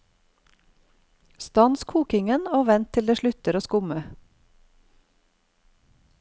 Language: Norwegian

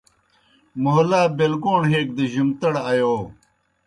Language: Kohistani Shina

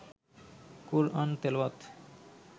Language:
Bangla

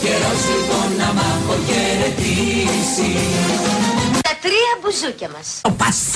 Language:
Greek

